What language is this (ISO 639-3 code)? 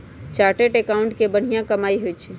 mag